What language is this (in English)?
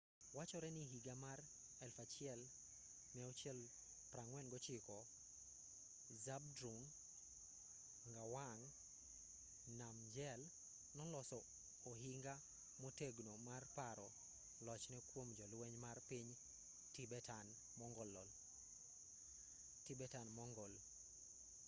Luo (Kenya and Tanzania)